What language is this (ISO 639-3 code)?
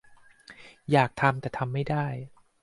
tha